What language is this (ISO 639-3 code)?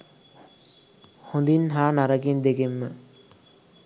sin